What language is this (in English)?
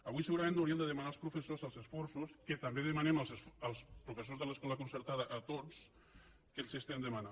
Catalan